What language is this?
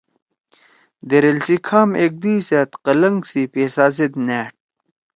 Torwali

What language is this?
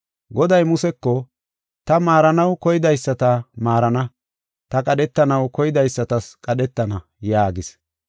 Gofa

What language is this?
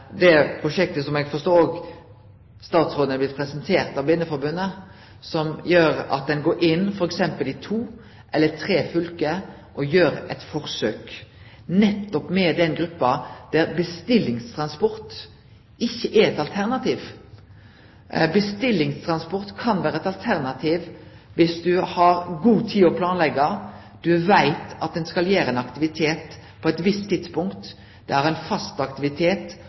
Norwegian Nynorsk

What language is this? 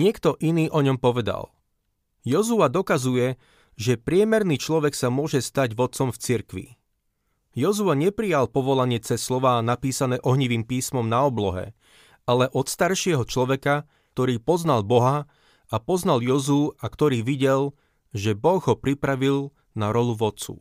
Slovak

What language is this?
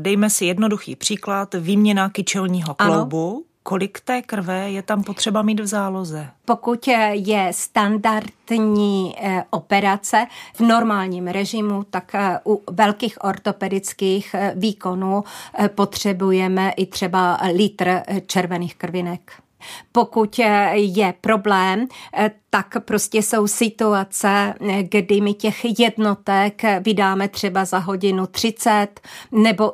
Czech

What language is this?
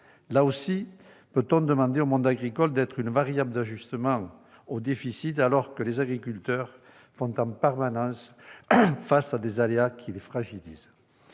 French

